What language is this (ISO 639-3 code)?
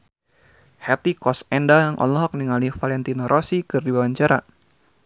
sun